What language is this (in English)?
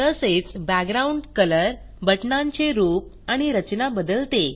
Marathi